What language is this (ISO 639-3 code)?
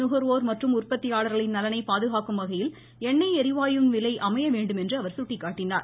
tam